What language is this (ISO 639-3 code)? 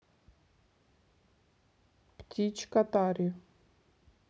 rus